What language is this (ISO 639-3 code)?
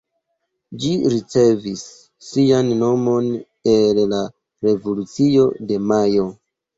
epo